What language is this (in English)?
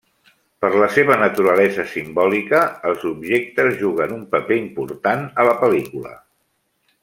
Catalan